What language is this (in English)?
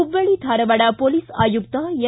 Kannada